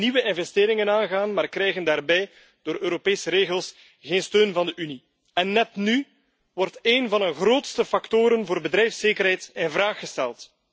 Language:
Dutch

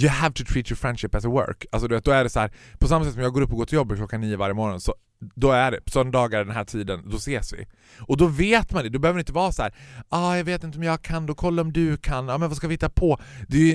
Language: Swedish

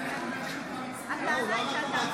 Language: Hebrew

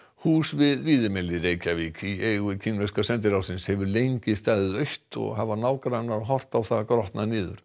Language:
Icelandic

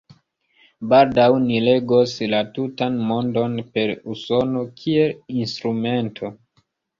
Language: Esperanto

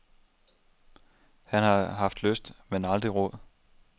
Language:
Danish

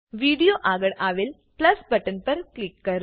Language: Gujarati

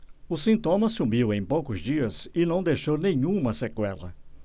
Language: Portuguese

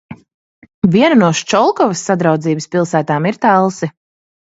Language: Latvian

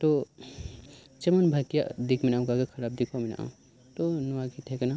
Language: Santali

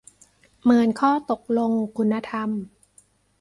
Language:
Thai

